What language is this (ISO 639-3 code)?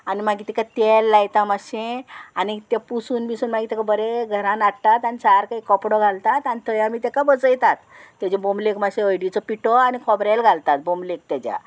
kok